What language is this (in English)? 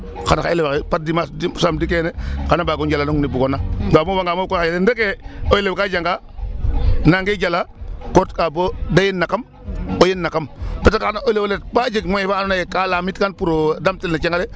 Serer